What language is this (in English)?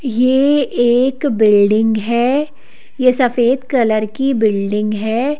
Hindi